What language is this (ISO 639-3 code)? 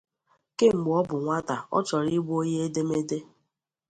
ibo